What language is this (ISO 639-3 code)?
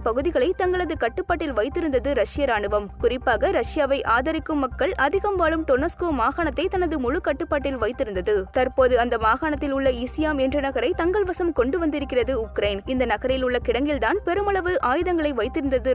tam